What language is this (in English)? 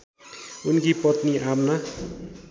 Nepali